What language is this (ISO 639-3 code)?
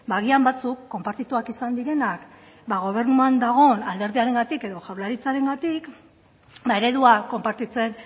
eus